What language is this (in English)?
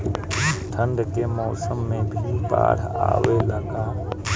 Bhojpuri